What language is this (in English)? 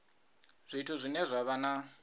Venda